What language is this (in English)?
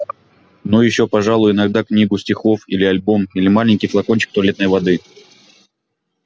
Russian